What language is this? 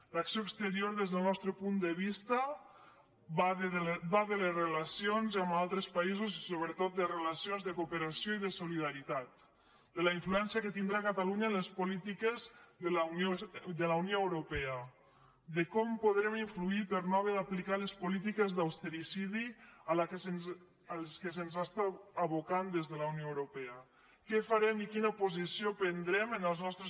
Catalan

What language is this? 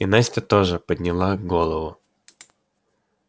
Russian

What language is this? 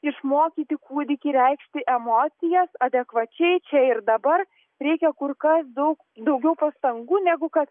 Lithuanian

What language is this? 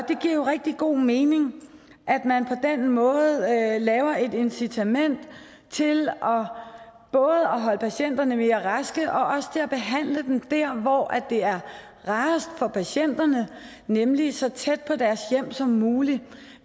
Danish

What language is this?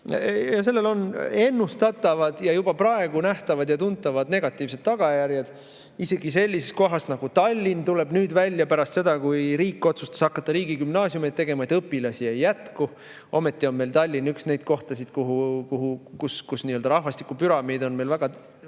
Estonian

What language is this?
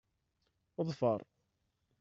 Kabyle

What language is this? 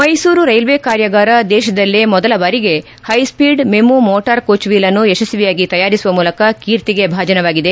Kannada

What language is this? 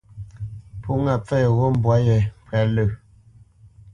Bamenyam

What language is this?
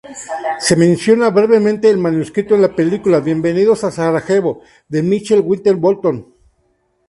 Spanish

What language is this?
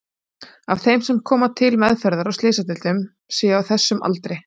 Icelandic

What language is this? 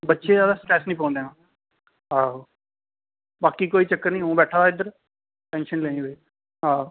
Dogri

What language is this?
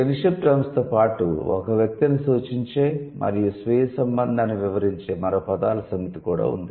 Telugu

